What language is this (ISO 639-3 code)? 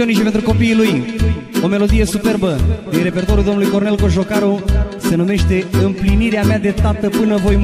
ron